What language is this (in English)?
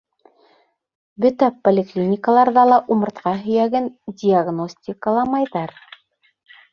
Bashkir